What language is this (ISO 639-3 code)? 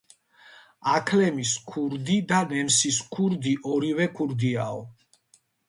kat